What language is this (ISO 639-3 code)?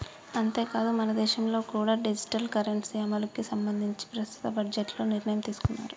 tel